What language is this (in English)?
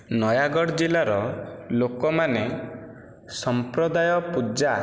Odia